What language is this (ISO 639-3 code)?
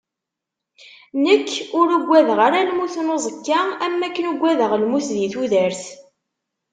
kab